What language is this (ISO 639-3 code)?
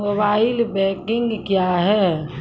mai